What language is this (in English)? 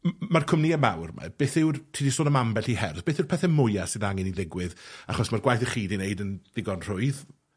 Welsh